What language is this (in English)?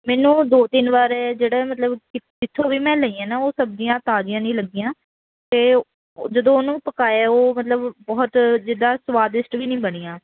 Punjabi